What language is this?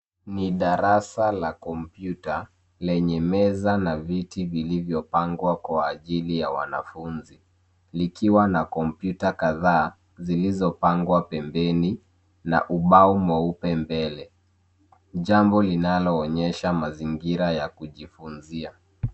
Swahili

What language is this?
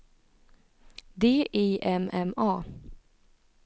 Swedish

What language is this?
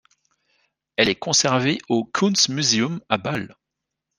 French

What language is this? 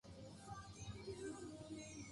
Japanese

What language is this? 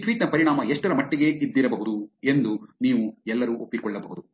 Kannada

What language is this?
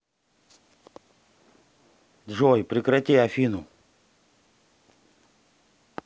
Russian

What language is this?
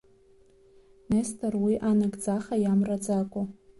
Abkhazian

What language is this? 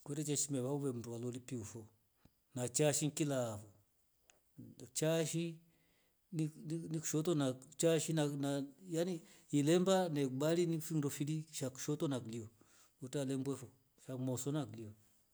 Rombo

